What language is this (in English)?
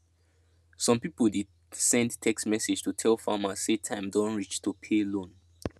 Nigerian Pidgin